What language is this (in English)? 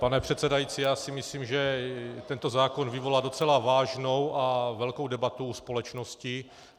Czech